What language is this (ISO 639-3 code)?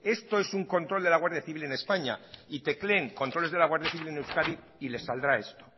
spa